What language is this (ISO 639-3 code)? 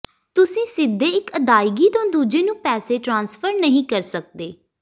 pan